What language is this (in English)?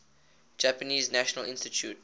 English